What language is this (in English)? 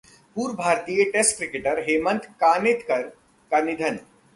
Hindi